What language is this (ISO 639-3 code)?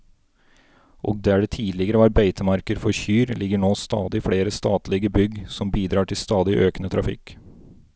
nor